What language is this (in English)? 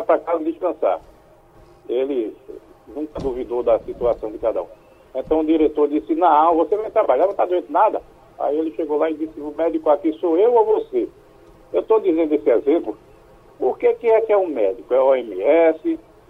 Portuguese